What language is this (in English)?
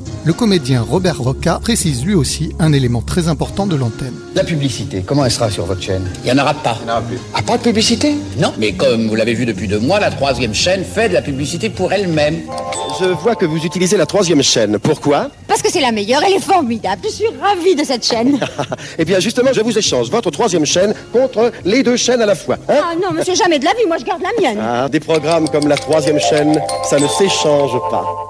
French